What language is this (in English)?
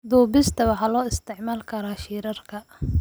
Somali